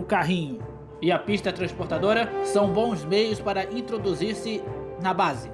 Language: Portuguese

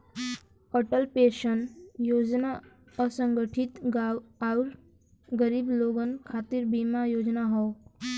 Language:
Bhojpuri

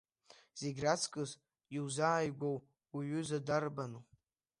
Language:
Abkhazian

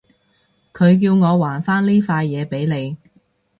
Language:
Cantonese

